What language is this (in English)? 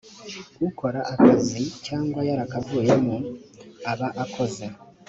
Kinyarwanda